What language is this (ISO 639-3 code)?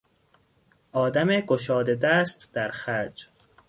fas